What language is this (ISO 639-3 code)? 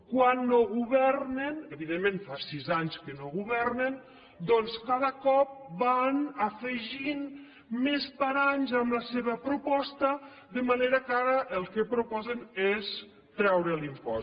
cat